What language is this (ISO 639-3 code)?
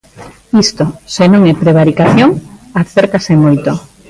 glg